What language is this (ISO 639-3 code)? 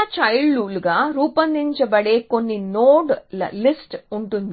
tel